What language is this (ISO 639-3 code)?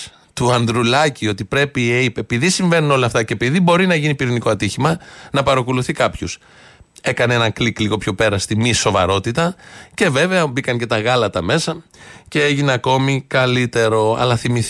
ell